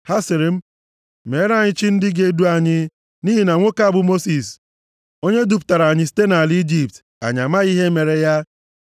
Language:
Igbo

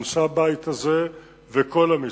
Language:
Hebrew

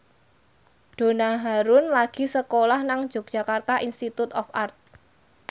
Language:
Javanese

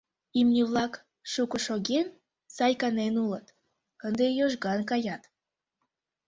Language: Mari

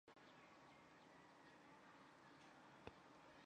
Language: Chinese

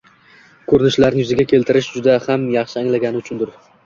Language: Uzbek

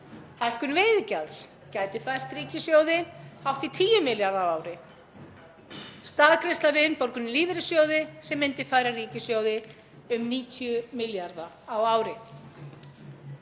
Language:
Icelandic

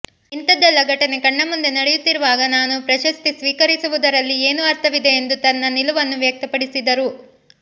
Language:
Kannada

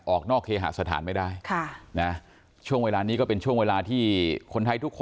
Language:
Thai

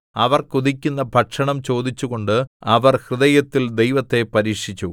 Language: Malayalam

